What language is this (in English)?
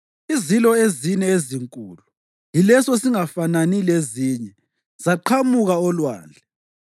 North Ndebele